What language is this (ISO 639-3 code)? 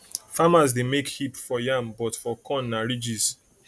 pcm